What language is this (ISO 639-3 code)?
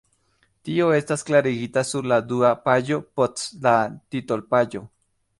epo